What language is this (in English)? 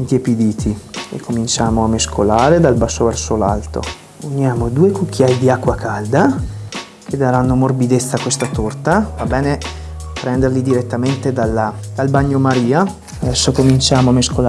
Italian